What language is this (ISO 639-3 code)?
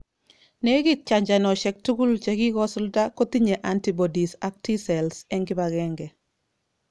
kln